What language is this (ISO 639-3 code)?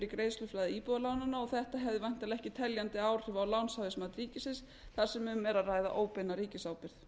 isl